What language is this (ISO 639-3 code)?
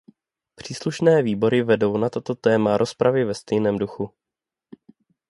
ces